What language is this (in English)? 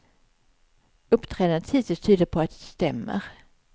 Swedish